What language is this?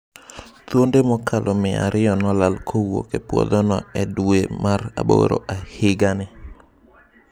Luo (Kenya and Tanzania)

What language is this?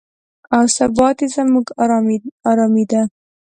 Pashto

